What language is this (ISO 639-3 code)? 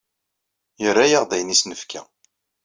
kab